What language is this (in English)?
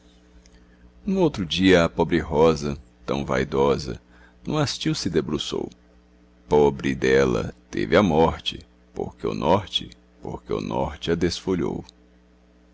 Portuguese